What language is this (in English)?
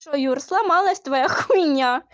Russian